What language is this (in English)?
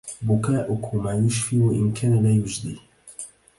Arabic